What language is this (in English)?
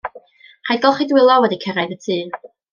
Welsh